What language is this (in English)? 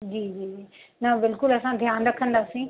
Sindhi